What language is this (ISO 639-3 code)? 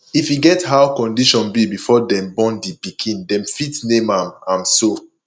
pcm